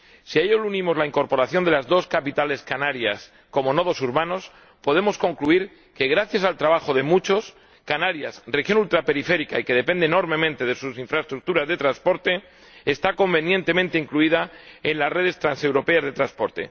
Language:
Spanish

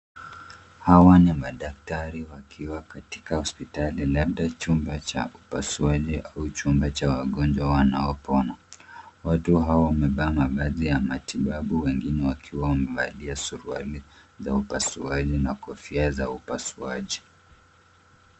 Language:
Swahili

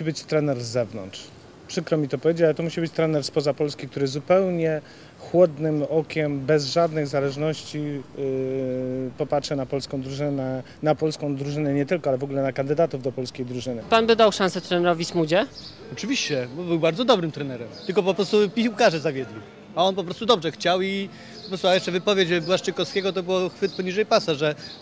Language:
Polish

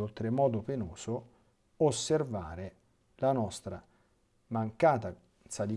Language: Italian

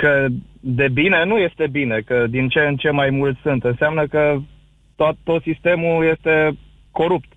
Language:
Romanian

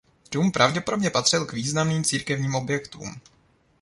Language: Czech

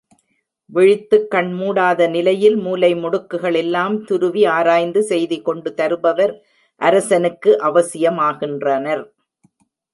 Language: Tamil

